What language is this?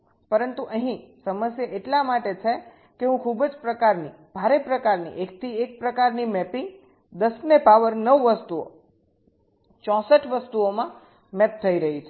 Gujarati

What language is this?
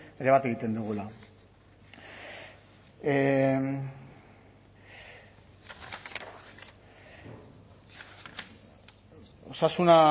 Basque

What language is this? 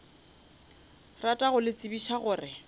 Northern Sotho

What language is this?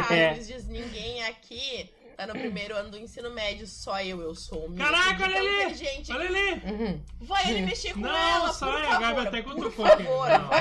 Portuguese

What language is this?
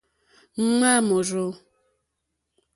Mokpwe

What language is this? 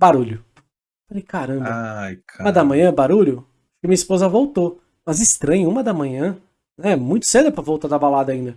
Portuguese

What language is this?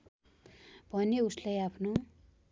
Nepali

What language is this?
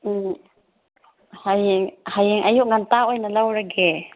Manipuri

